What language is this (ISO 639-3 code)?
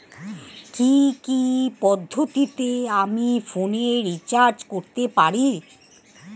ben